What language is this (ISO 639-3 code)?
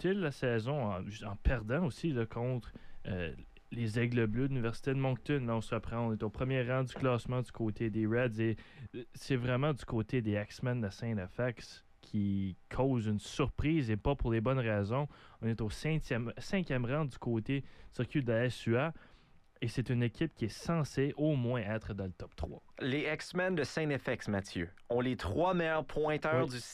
fra